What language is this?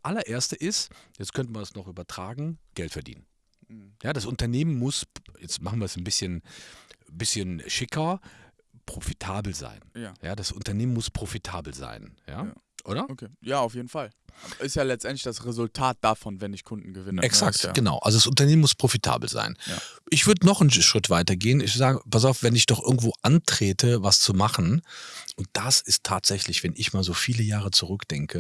German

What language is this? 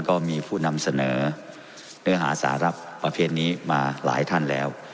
Thai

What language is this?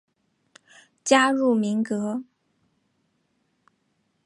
Chinese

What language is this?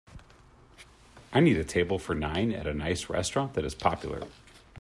English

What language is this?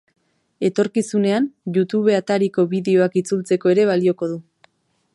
Basque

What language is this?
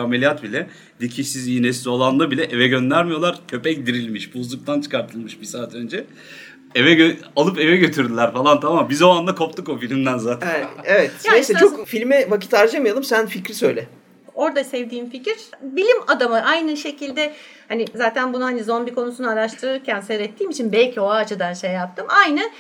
Turkish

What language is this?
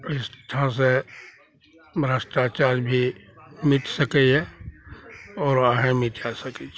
Maithili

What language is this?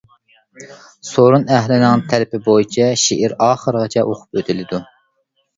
Uyghur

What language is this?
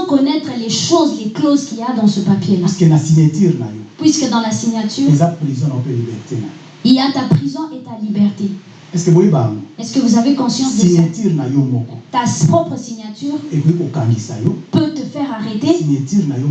French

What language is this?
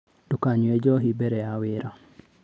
Kikuyu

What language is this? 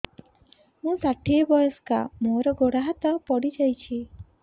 Odia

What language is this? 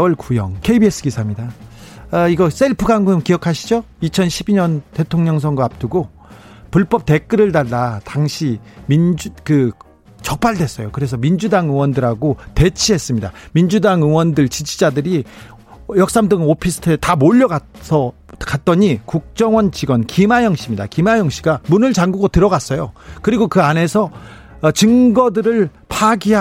Korean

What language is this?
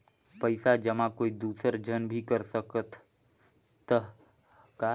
Chhattisgarhi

